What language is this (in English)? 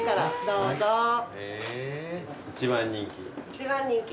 Japanese